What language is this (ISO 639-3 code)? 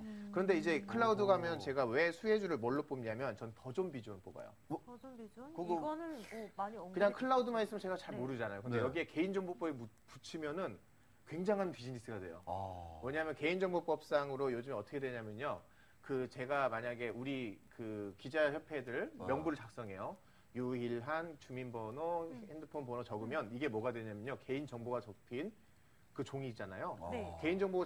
kor